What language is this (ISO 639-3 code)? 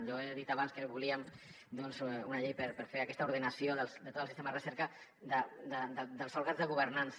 cat